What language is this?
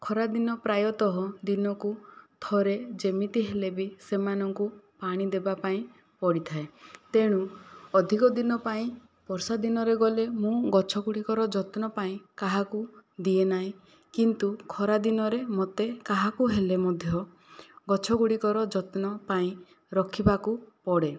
Odia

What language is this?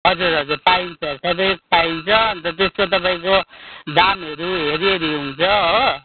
Nepali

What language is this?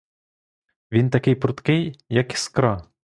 Ukrainian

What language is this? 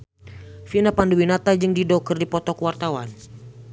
Sundanese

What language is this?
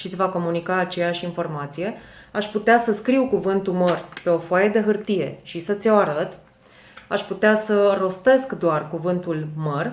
Romanian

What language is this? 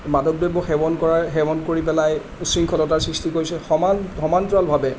Assamese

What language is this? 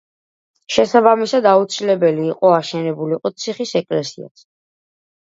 Georgian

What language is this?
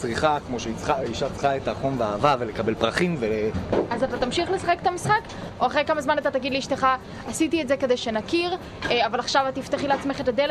Hebrew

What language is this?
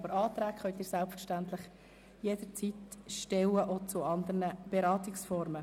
Swiss German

